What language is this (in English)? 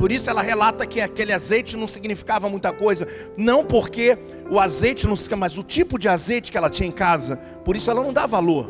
Portuguese